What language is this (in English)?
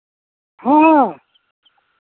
Santali